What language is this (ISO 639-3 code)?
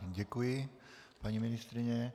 ces